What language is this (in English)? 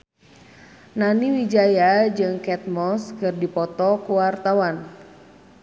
Sundanese